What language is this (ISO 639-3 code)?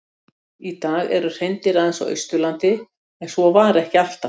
isl